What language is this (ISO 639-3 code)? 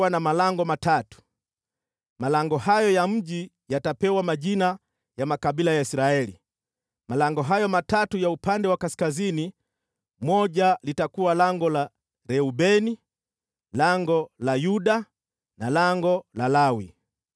swa